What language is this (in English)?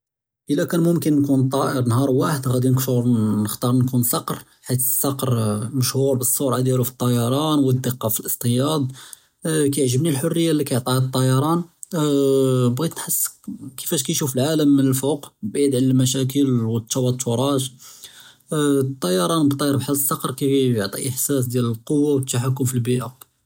Judeo-Arabic